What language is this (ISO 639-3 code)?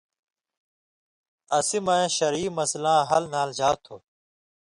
mvy